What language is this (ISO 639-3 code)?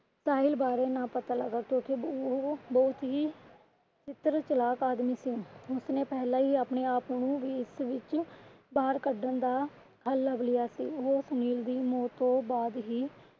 pan